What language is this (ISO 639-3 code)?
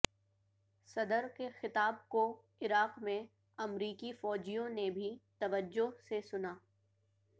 urd